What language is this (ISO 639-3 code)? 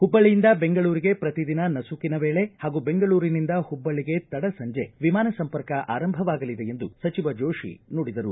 kan